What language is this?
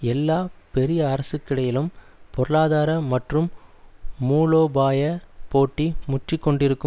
Tamil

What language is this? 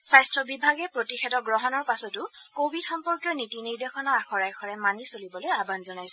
Assamese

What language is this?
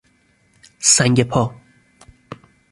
Persian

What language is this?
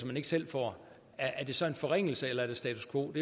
Danish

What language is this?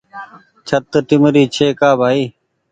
Goaria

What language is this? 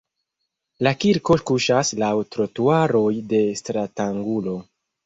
Esperanto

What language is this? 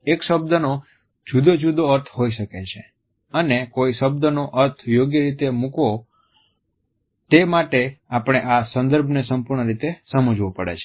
Gujarati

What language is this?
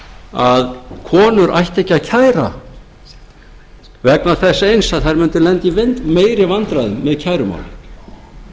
Icelandic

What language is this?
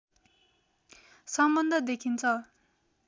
Nepali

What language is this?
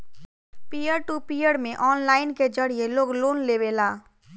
Bhojpuri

